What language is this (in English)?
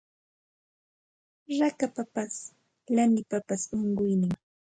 Santa Ana de Tusi Pasco Quechua